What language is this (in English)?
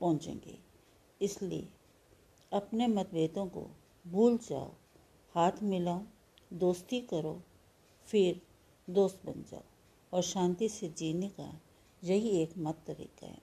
Hindi